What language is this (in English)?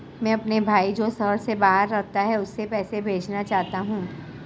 Hindi